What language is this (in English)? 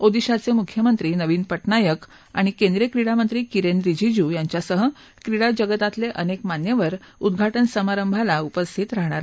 Marathi